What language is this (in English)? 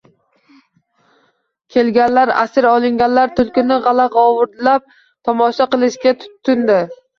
Uzbek